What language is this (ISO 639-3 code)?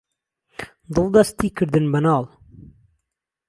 ckb